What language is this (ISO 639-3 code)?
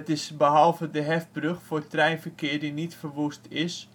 nld